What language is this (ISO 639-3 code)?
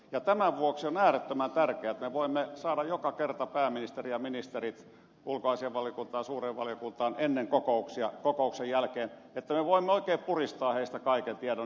fin